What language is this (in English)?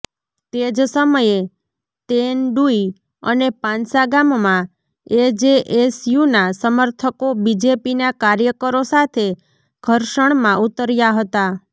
Gujarati